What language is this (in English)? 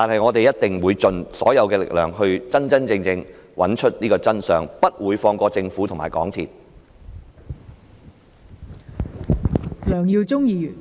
Cantonese